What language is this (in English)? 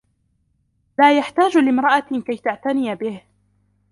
Arabic